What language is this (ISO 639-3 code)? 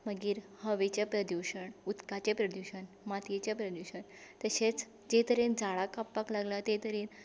kok